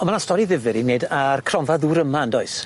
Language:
Welsh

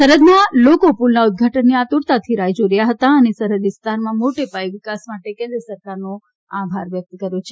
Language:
Gujarati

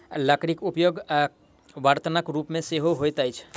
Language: Maithili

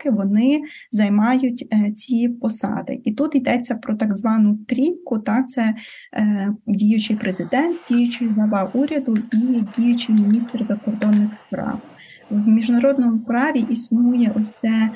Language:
Ukrainian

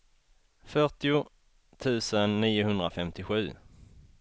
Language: Swedish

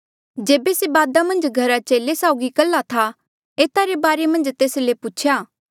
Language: Mandeali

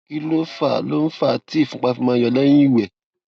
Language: Yoruba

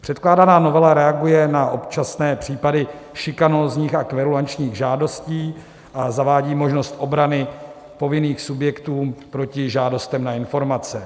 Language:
Czech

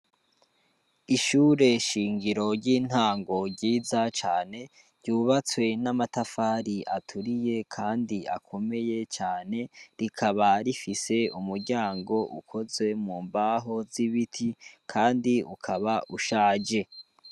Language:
Rundi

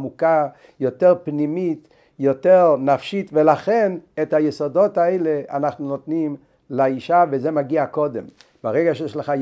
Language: Hebrew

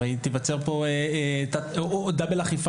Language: Hebrew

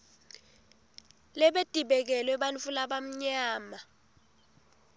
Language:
Swati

